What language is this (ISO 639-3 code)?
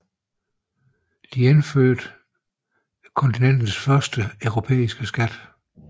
dan